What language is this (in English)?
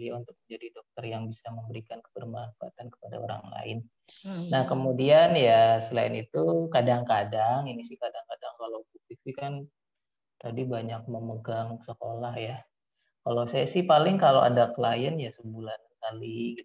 Indonesian